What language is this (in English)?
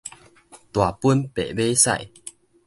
Min Nan Chinese